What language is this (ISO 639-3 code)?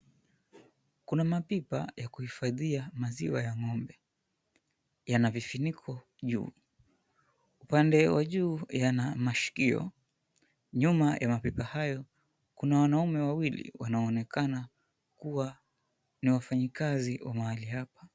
swa